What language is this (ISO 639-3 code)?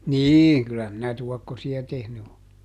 fin